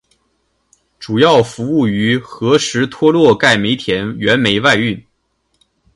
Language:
Chinese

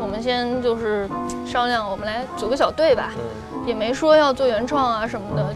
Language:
Chinese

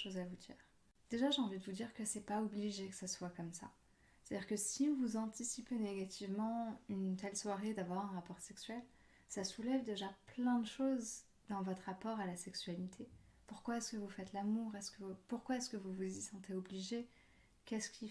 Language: French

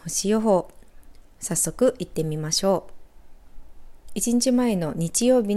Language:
Japanese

